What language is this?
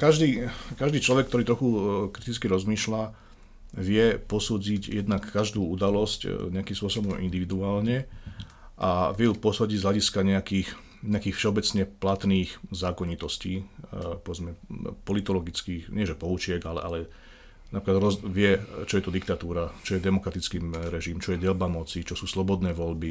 Slovak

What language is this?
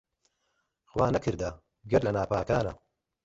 Central Kurdish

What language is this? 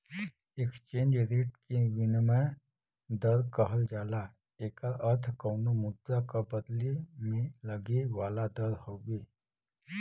Bhojpuri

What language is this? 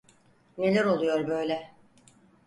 Turkish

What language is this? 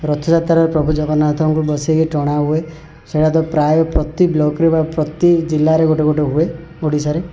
Odia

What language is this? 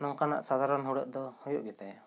Santali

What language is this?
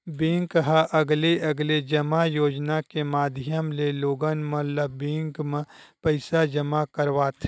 Chhattisgarhi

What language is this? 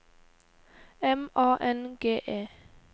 Norwegian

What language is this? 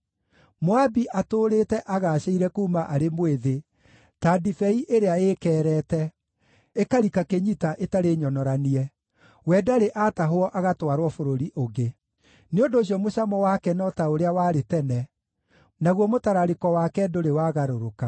Kikuyu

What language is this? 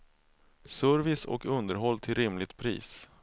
Swedish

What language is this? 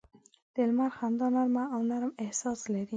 Pashto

